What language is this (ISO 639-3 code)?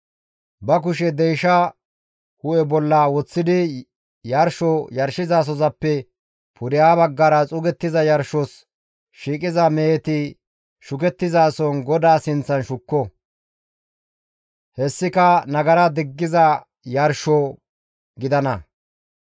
gmv